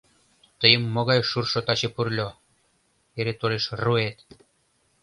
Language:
Mari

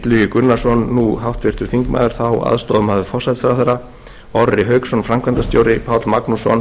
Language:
Icelandic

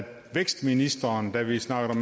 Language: Danish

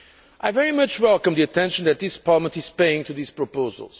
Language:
English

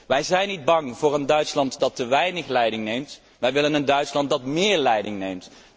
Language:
Dutch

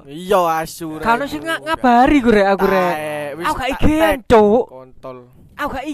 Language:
Indonesian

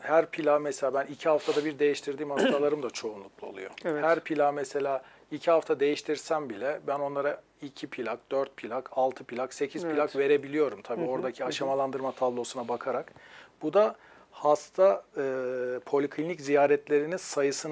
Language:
Turkish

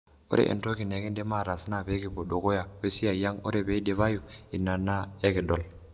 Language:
Masai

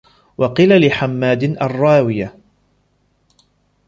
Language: Arabic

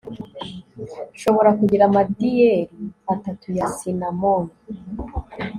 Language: Kinyarwanda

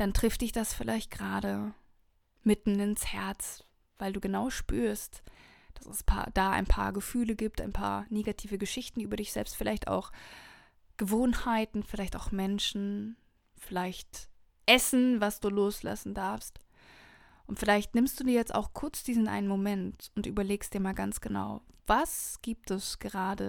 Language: German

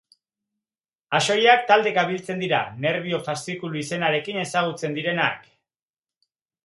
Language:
Basque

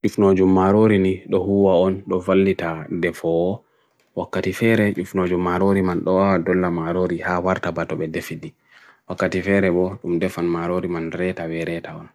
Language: Bagirmi Fulfulde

